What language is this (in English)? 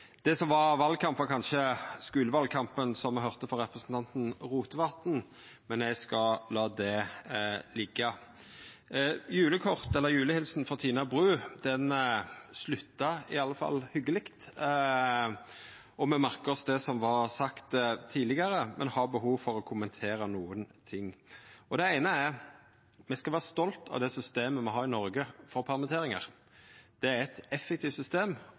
Norwegian Nynorsk